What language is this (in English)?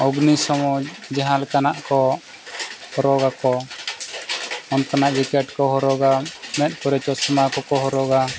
Santali